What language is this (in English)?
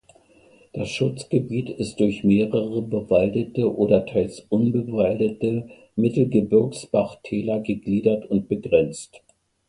German